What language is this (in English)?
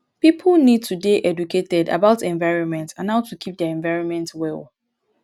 Nigerian Pidgin